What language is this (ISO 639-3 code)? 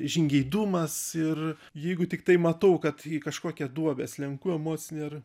lit